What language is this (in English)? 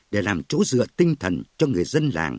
Vietnamese